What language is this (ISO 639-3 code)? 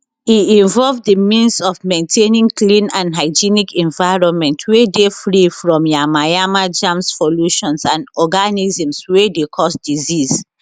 pcm